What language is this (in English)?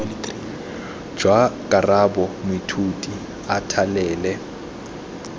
Tswana